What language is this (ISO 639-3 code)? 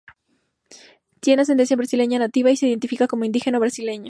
spa